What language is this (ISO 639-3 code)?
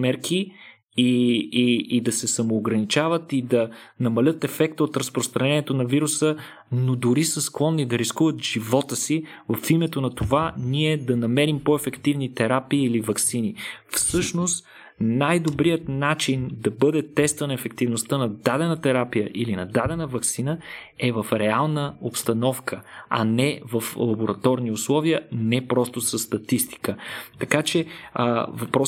bul